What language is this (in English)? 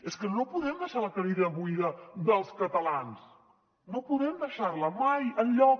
Catalan